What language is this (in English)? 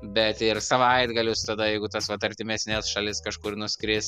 Lithuanian